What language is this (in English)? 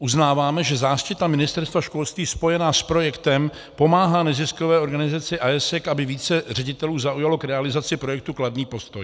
Czech